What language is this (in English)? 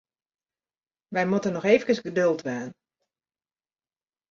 Western Frisian